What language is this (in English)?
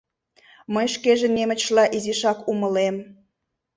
Mari